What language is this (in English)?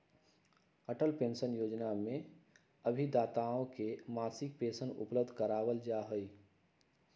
Magahi